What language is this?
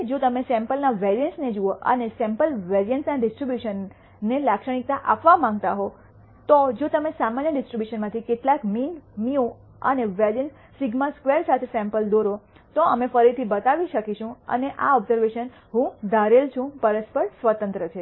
Gujarati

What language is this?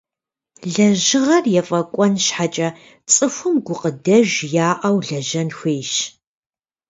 Kabardian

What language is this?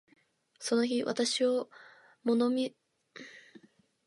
Japanese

